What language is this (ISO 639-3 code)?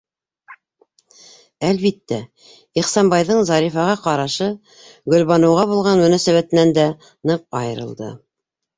bak